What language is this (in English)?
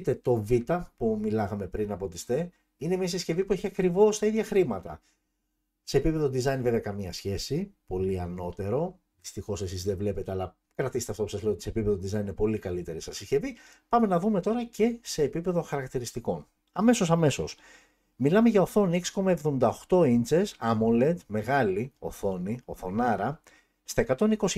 Greek